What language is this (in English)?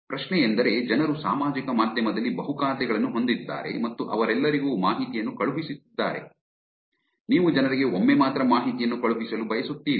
Kannada